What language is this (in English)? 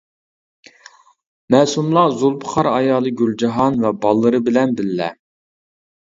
Uyghur